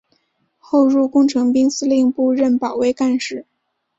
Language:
Chinese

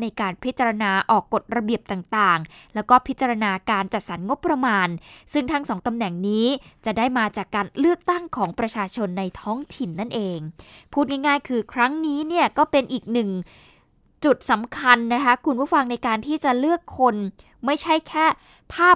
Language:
Thai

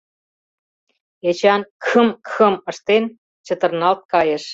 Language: Mari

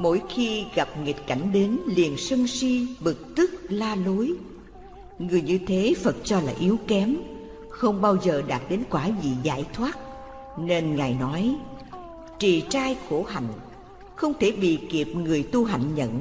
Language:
Vietnamese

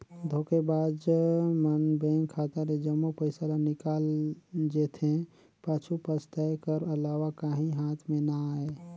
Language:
Chhattisgarhi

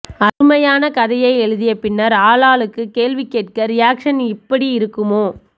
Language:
Tamil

